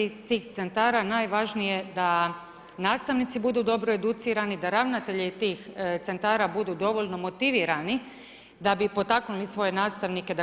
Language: Croatian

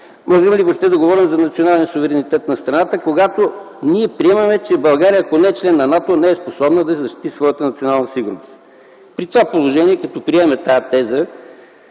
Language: Bulgarian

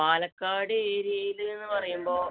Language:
Malayalam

